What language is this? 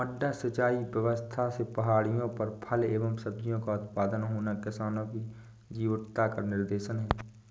Hindi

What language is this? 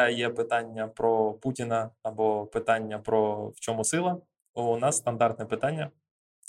Ukrainian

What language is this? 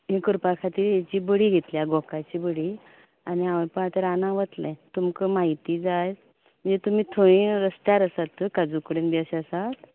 Konkani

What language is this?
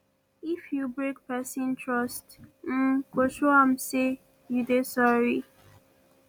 Nigerian Pidgin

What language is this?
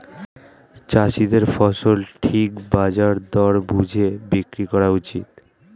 Bangla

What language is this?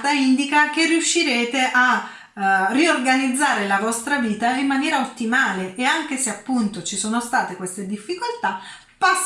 Italian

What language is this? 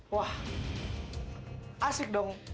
Indonesian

